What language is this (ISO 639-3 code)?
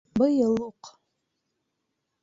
bak